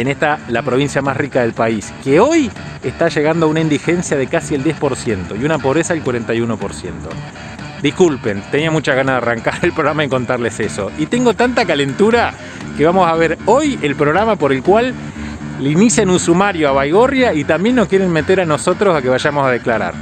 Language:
Spanish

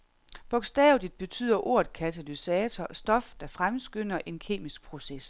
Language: Danish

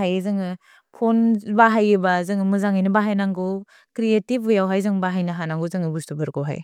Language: Bodo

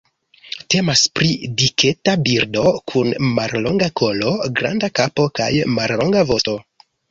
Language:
Esperanto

